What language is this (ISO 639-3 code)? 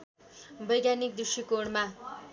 nep